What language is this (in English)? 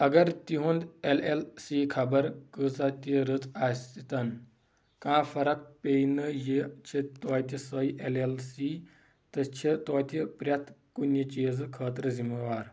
Kashmiri